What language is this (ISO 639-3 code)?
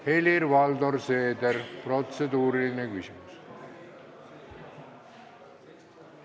est